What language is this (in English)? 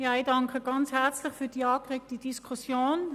Swiss German